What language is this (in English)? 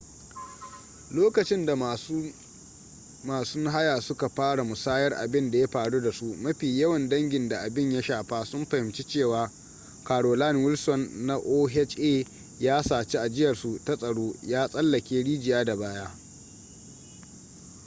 Hausa